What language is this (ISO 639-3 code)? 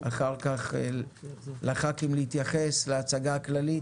heb